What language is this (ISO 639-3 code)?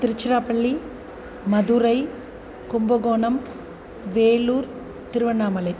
san